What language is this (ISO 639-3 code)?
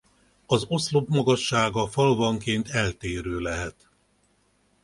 hun